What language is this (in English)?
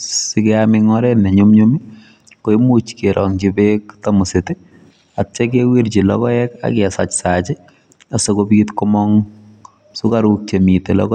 Kalenjin